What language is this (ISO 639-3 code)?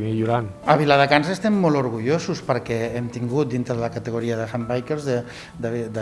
cat